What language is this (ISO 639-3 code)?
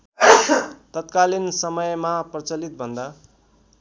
nep